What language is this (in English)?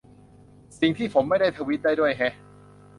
Thai